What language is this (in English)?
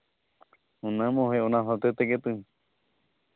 Santali